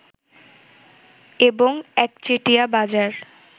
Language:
Bangla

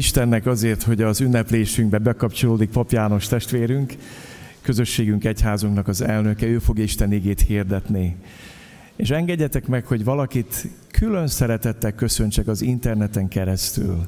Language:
Hungarian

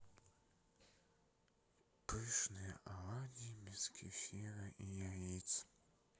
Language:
Russian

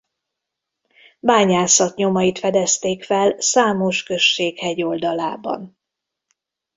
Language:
Hungarian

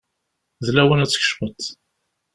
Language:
Kabyle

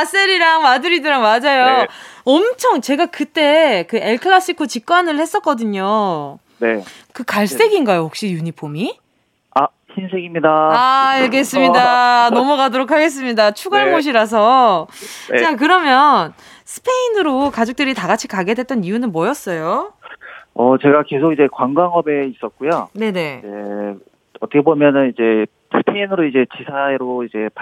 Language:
Korean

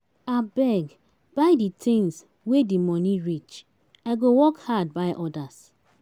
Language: Nigerian Pidgin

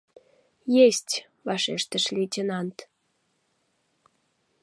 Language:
Mari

